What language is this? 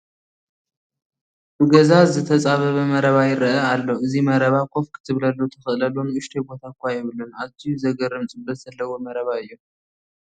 Tigrinya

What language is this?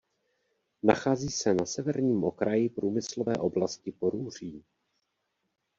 Czech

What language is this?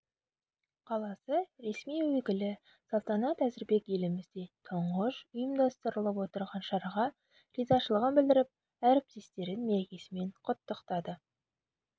Kazakh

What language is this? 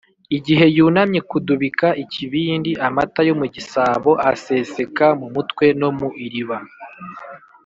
Kinyarwanda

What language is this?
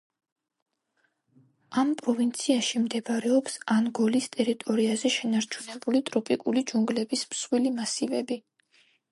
Georgian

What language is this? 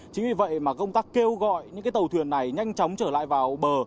Vietnamese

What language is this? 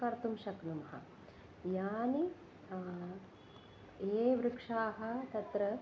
Sanskrit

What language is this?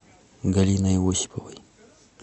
Russian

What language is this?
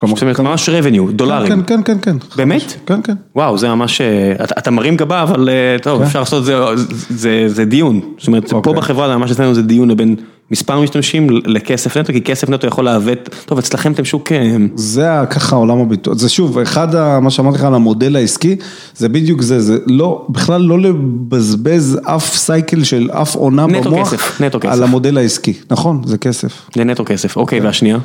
Hebrew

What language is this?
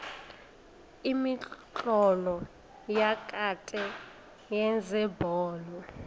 South Ndebele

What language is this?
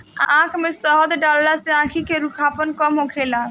Bhojpuri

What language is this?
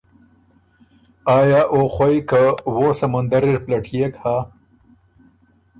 Ormuri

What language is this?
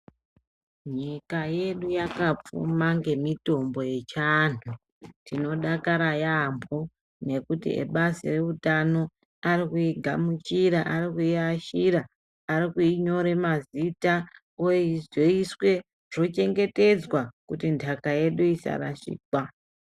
Ndau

